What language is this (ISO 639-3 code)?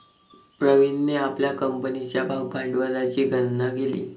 mar